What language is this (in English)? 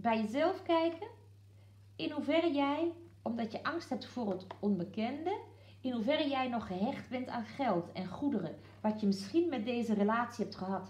Dutch